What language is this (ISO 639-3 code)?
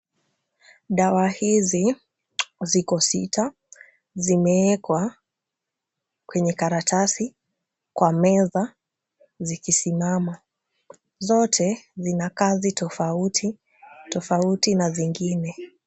swa